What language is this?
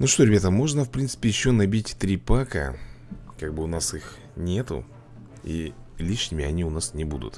Russian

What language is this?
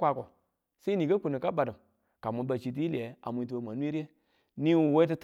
Tula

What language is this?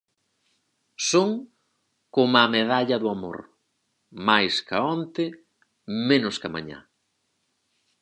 Galician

